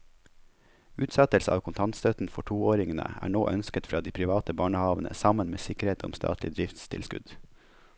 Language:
Norwegian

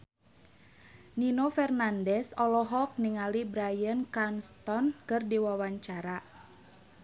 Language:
Sundanese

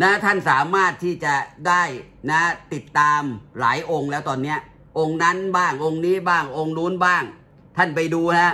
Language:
Thai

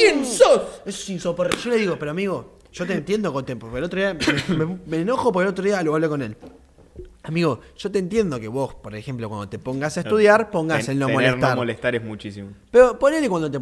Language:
Spanish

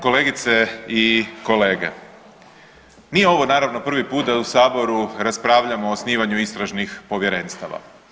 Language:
Croatian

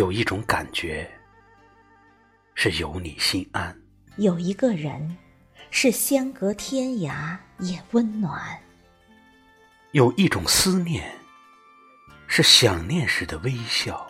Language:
Chinese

